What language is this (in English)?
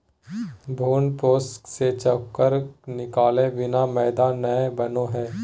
Magahi